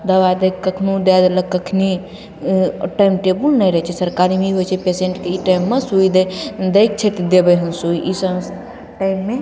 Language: Maithili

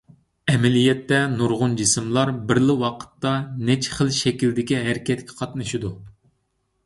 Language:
Uyghur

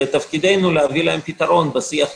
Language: Hebrew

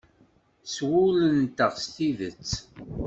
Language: Kabyle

